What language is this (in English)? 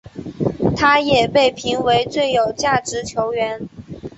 Chinese